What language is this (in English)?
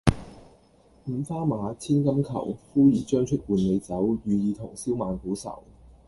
Cantonese